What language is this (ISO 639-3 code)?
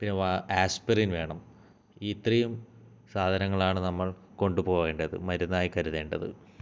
mal